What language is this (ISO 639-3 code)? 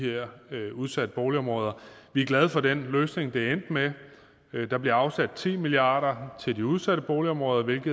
dan